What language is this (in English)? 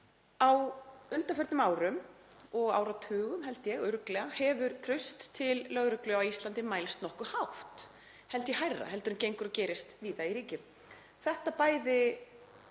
Icelandic